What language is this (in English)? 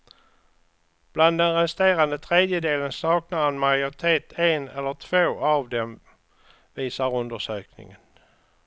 Swedish